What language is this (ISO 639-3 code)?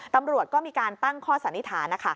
tha